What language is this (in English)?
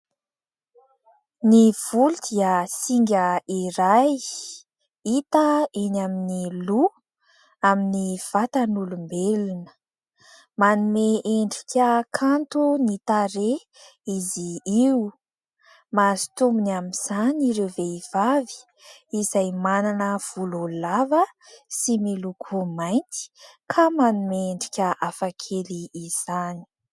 Malagasy